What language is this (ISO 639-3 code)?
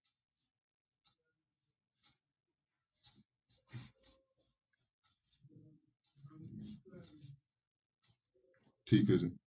pan